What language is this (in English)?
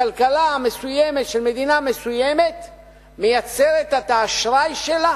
Hebrew